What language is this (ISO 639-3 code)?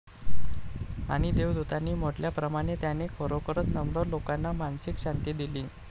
mar